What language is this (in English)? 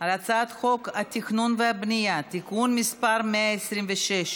Hebrew